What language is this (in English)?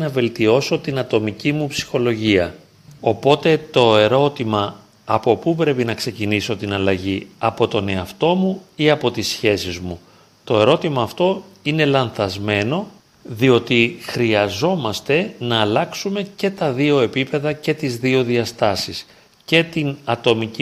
Greek